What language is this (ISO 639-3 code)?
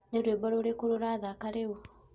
kik